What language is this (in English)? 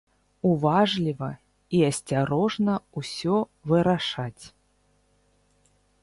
Belarusian